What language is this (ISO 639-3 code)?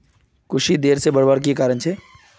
mag